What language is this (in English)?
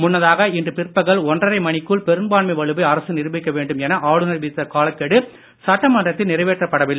Tamil